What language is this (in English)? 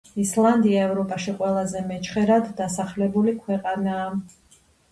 Georgian